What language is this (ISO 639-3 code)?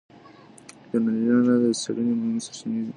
pus